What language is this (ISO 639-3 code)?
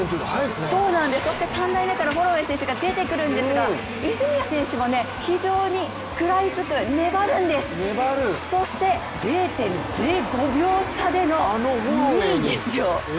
jpn